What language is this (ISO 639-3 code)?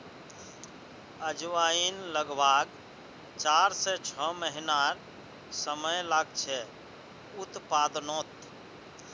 mag